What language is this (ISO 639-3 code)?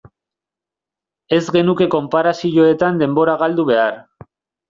eus